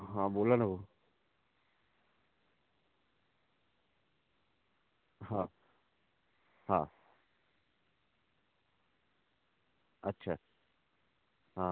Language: Marathi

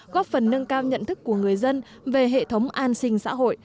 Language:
Vietnamese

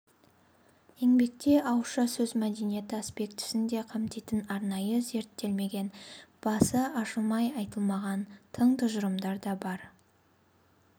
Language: Kazakh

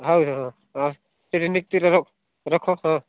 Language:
Odia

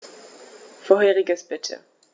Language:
German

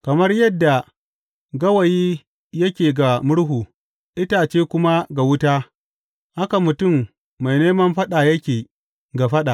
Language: Hausa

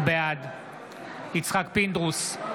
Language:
Hebrew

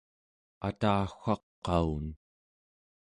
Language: Central Yupik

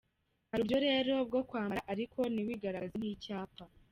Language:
Kinyarwanda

